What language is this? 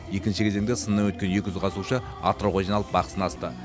Kazakh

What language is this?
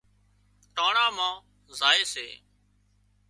Wadiyara Koli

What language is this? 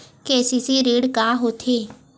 Chhattisgarhi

